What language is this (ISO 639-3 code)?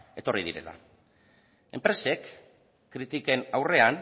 eus